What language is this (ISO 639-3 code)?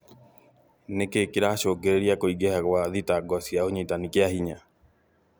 kik